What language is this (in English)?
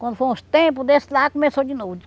Portuguese